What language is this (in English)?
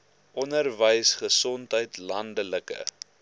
Afrikaans